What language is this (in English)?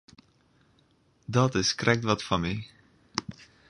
Western Frisian